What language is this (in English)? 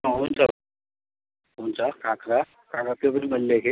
Nepali